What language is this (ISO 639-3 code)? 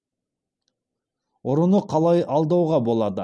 kaz